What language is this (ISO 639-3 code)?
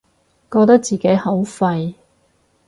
yue